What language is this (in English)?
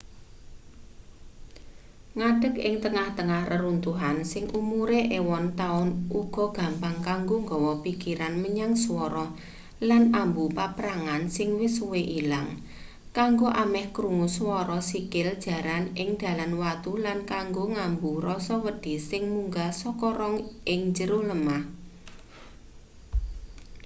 Javanese